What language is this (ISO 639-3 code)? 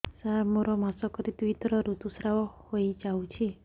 ori